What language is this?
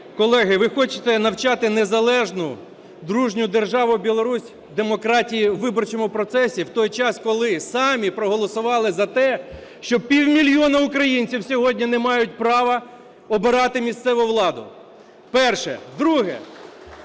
Ukrainian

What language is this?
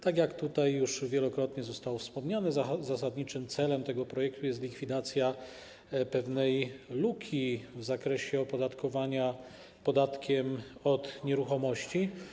Polish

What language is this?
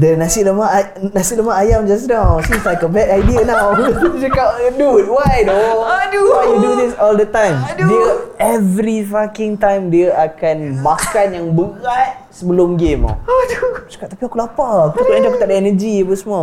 Malay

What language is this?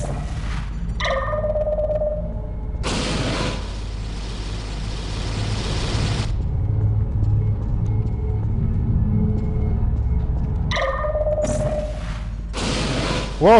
Polish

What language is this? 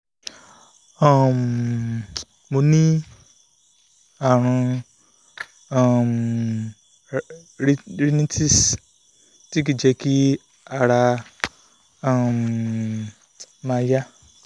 Yoruba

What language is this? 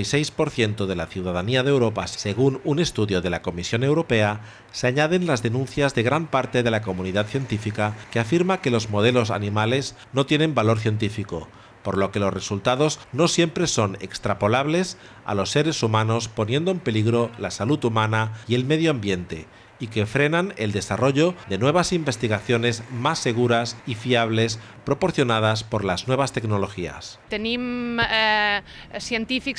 Spanish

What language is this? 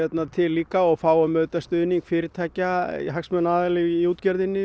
Icelandic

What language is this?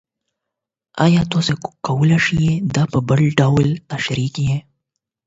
Pashto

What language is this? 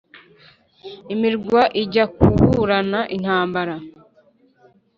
Kinyarwanda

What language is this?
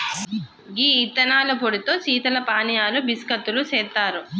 Telugu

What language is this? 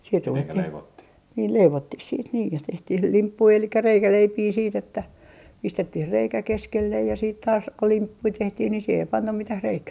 Finnish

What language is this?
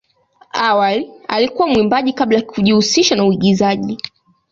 Swahili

